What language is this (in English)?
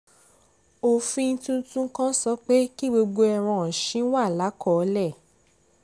Yoruba